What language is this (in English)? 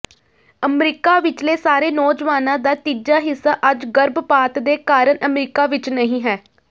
Punjabi